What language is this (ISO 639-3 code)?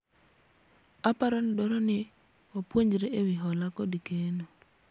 luo